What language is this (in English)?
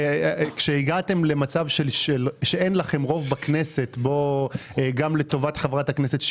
Hebrew